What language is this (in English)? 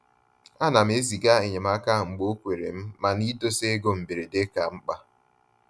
Igbo